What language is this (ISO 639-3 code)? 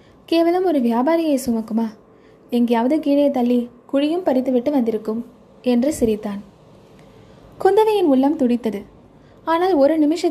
tam